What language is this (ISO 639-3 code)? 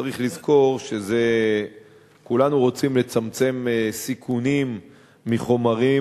heb